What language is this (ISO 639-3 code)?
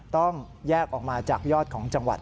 tha